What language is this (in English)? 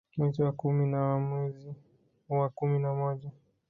Swahili